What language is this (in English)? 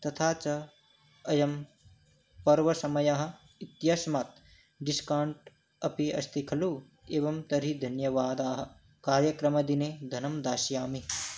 Sanskrit